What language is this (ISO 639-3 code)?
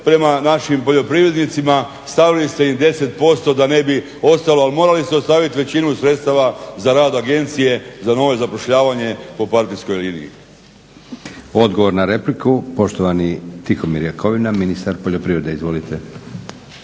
hrv